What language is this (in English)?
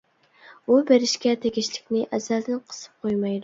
Uyghur